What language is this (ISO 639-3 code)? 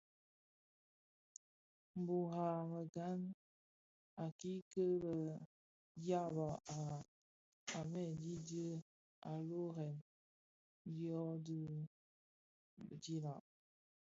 ksf